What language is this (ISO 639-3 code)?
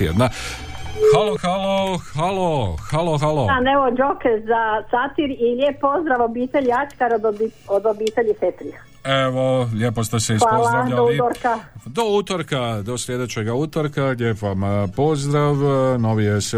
hrv